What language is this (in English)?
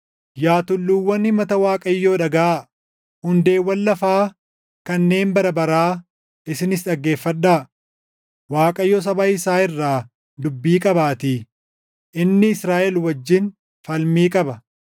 Oromo